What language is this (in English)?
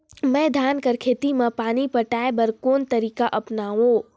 Chhattisgarhi